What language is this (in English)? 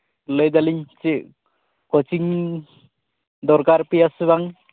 Santali